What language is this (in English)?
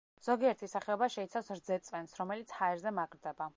Georgian